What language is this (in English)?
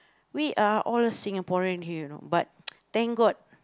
English